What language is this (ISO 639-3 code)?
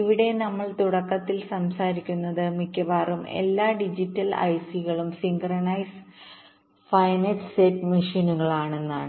mal